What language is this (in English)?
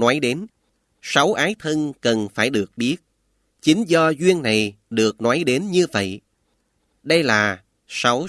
Vietnamese